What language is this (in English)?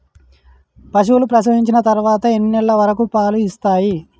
Telugu